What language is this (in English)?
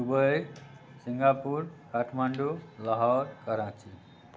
Maithili